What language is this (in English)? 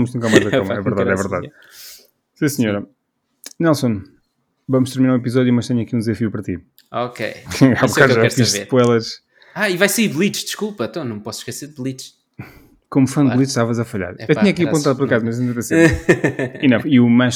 Portuguese